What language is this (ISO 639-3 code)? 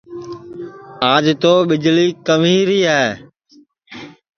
ssi